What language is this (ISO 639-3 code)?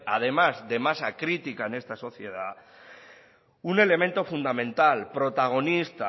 spa